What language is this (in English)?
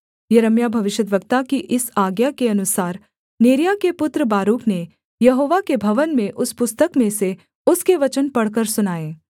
Hindi